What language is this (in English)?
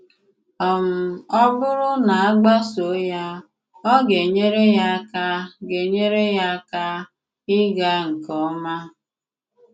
Igbo